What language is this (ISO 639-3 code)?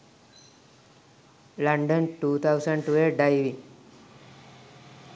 sin